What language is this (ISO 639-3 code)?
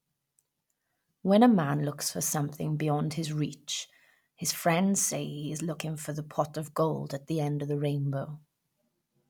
eng